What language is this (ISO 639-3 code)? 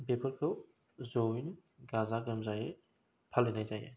brx